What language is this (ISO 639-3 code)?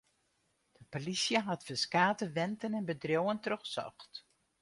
fry